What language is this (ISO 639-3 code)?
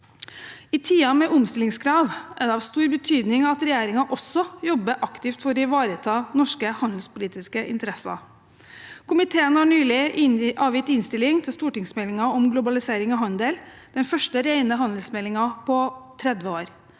nor